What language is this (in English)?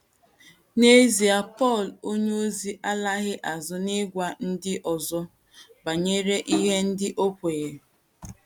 Igbo